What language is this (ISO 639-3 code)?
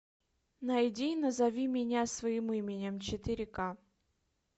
rus